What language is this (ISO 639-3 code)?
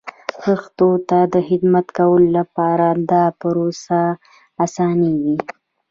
pus